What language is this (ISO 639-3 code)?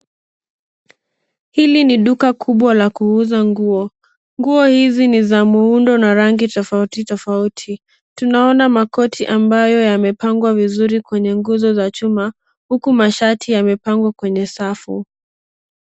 swa